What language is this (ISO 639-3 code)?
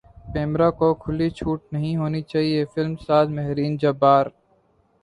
urd